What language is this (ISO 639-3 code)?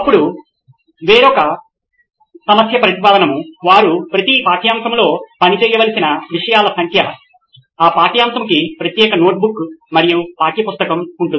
tel